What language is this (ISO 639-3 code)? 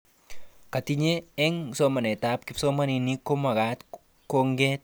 kln